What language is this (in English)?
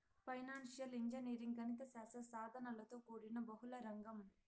Telugu